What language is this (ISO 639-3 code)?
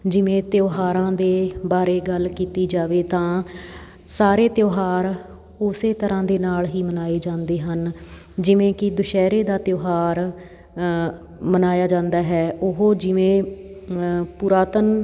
pan